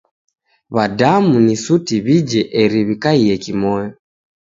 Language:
Taita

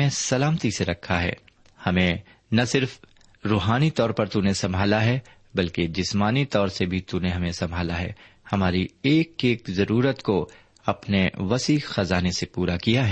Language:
Urdu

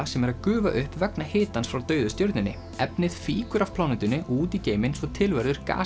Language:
Icelandic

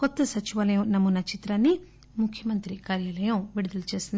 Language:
Telugu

